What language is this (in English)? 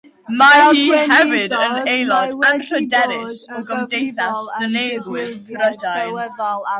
Welsh